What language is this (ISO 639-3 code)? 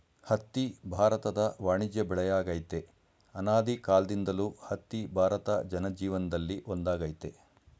kan